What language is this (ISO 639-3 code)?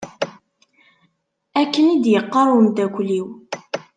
kab